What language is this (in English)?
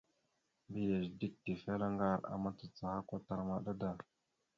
Mada (Cameroon)